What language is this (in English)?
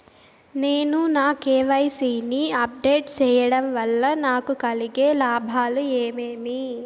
Telugu